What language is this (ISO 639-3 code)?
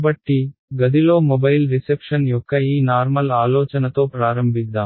tel